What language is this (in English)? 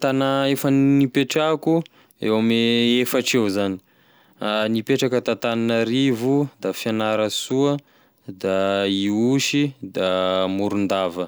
Tesaka Malagasy